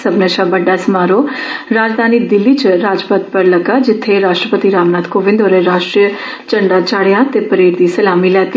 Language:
Dogri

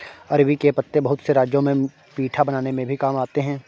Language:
Hindi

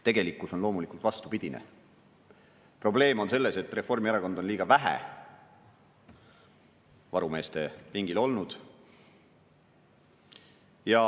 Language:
Estonian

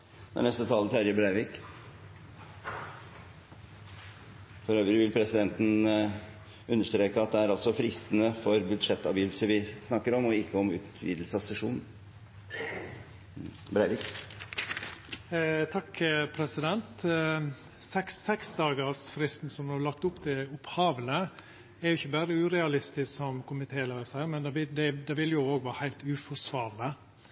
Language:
Norwegian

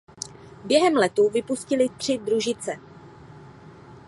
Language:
Czech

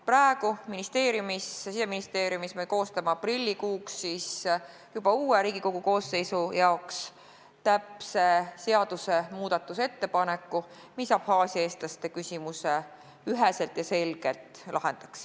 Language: Estonian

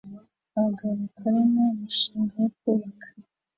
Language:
Kinyarwanda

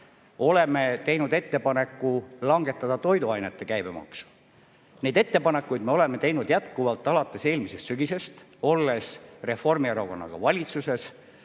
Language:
Estonian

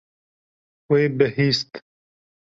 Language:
Kurdish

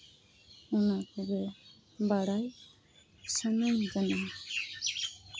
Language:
Santali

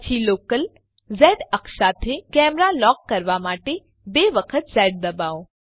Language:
Gujarati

